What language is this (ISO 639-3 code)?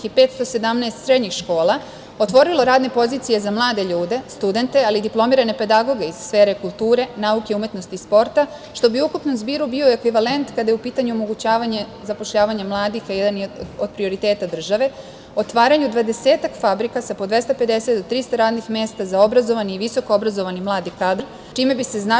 srp